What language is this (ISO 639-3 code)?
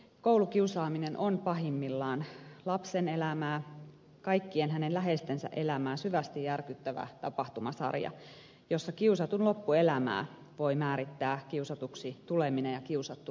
fin